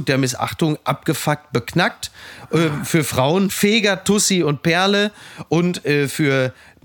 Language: German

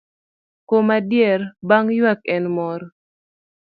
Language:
Luo (Kenya and Tanzania)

